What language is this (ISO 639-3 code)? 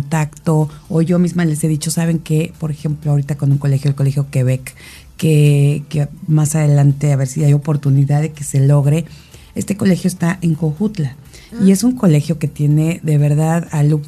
spa